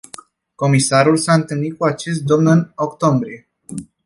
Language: Romanian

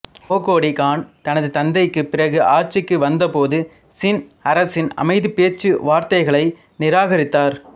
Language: Tamil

